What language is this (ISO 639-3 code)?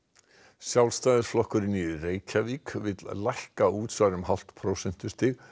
isl